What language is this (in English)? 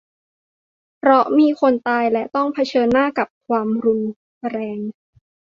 Thai